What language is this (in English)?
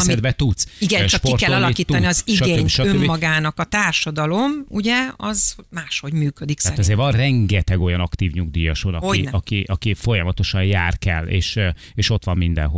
Hungarian